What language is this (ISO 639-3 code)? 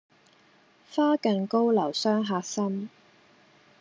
yue